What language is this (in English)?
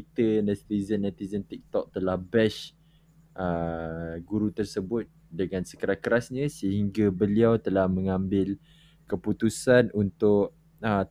Malay